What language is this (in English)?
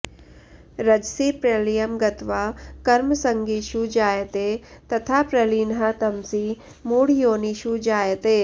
Sanskrit